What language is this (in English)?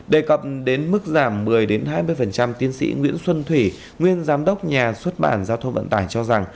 Vietnamese